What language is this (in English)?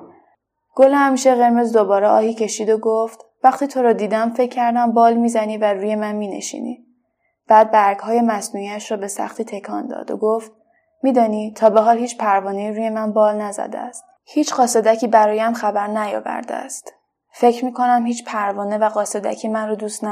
Persian